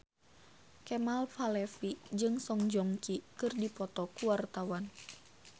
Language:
Sundanese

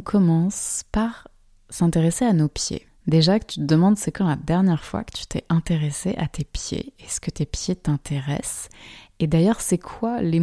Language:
French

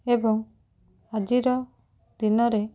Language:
Odia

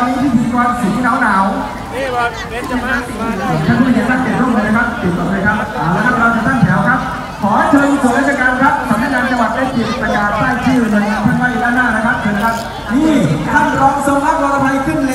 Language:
Thai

